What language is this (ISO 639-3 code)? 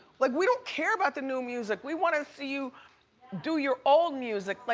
eng